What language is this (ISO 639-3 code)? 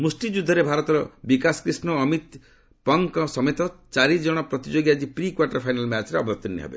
ori